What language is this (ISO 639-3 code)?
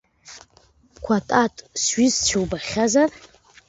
abk